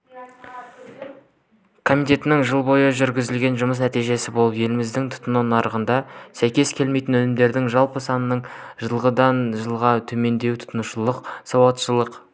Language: Kazakh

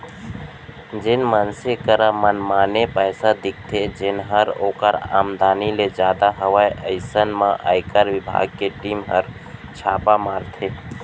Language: Chhattisgarhi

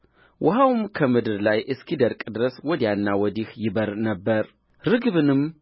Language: Amharic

